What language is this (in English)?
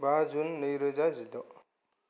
Bodo